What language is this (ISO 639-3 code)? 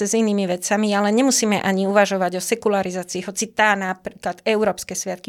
slk